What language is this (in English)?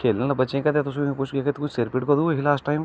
Dogri